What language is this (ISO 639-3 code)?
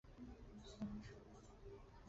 zho